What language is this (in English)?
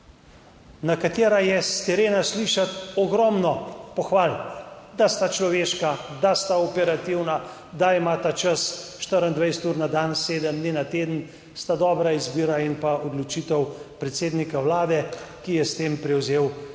Slovenian